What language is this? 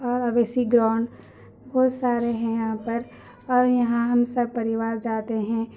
Urdu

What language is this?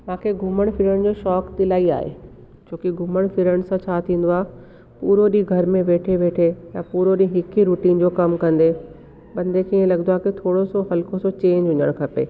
Sindhi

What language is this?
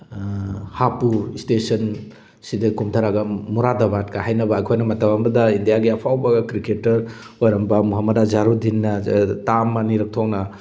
Manipuri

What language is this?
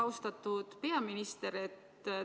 Estonian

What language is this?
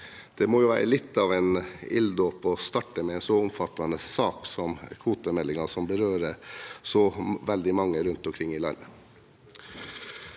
Norwegian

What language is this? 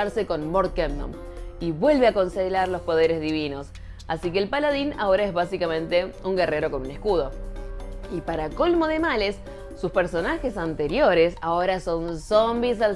Spanish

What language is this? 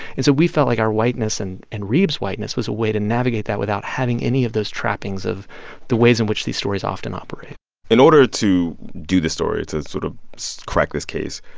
English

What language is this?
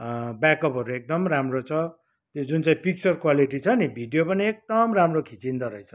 Nepali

